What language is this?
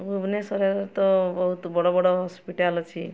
Odia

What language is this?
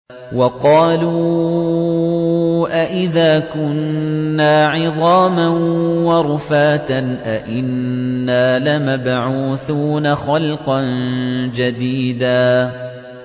Arabic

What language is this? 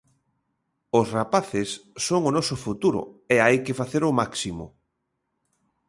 Galician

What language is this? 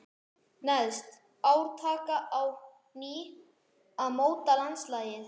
Icelandic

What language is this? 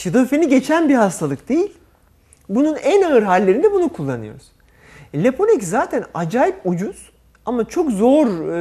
Turkish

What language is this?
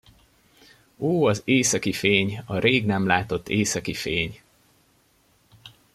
Hungarian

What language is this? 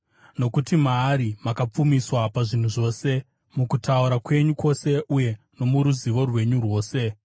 Shona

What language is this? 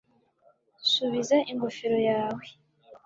Kinyarwanda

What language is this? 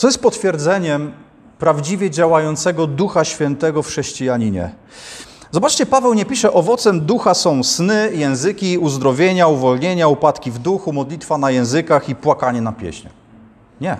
Polish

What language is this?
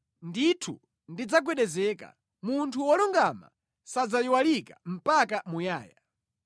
Nyanja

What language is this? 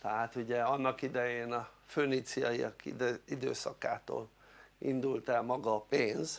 Hungarian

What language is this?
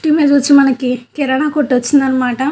Telugu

